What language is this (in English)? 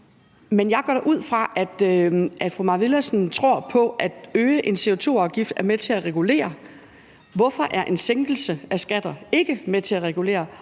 Danish